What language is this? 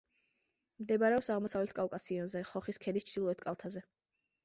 Georgian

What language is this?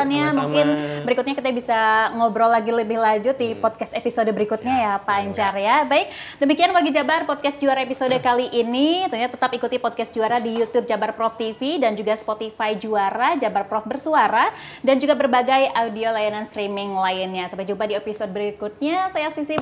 Indonesian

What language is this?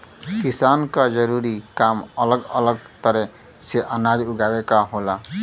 Bhojpuri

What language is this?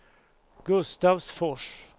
Swedish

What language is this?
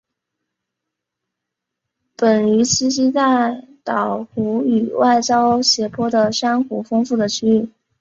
Chinese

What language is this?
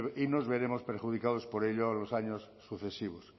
Spanish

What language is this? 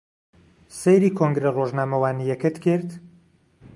Central Kurdish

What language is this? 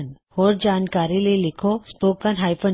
Punjabi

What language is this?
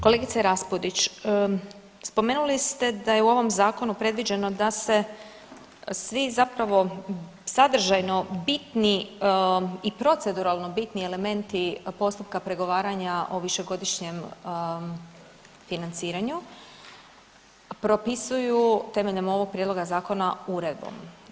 Croatian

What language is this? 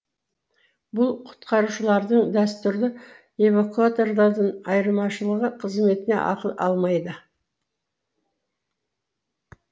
Kazakh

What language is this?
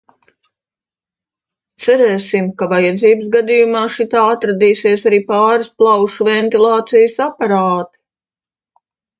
Latvian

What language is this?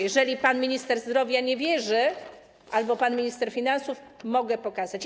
Polish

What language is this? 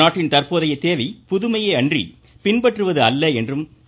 Tamil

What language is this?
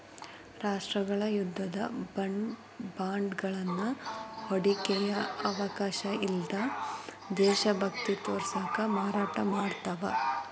Kannada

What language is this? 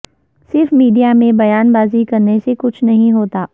Urdu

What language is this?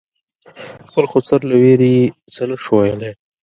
Pashto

